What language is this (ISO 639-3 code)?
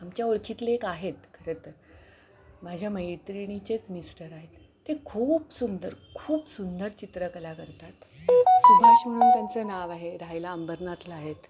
mar